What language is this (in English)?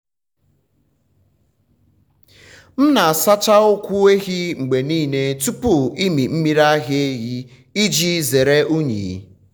Igbo